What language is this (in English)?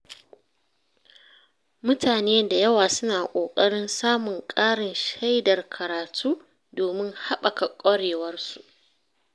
Hausa